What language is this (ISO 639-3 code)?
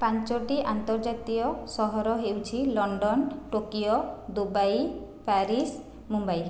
ori